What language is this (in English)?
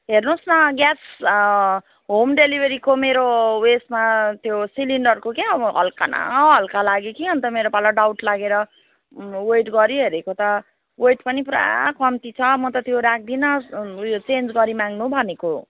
Nepali